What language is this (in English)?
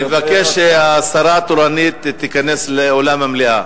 Hebrew